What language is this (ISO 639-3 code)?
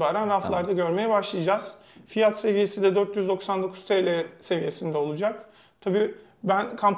tur